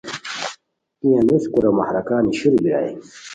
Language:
Khowar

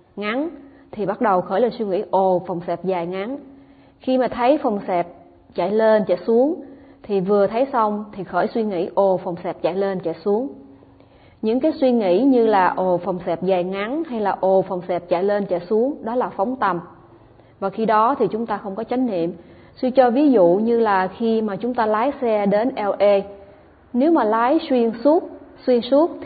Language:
Vietnamese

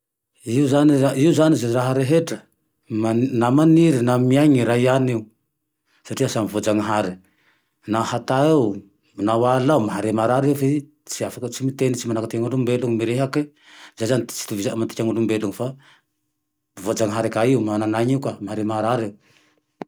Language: Tandroy-Mahafaly Malagasy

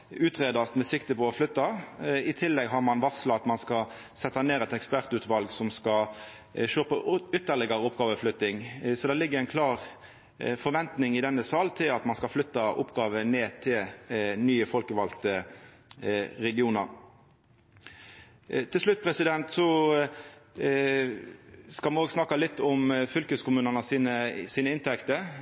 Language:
Norwegian Nynorsk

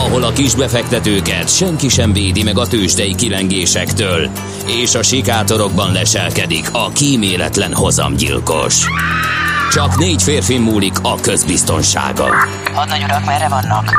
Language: Hungarian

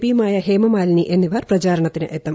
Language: Malayalam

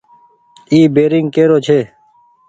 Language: Goaria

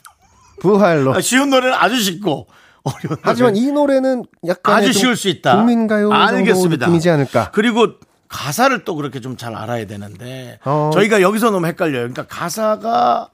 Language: Korean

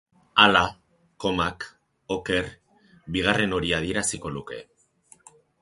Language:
Basque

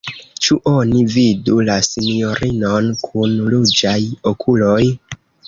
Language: Esperanto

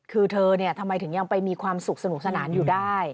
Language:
Thai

